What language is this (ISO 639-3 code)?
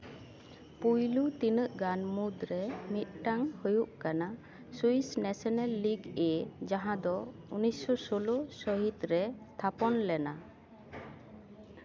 sat